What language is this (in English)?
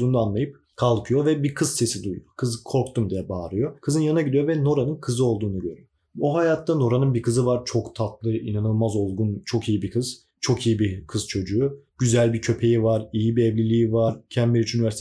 Turkish